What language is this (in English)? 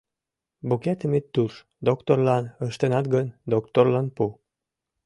Mari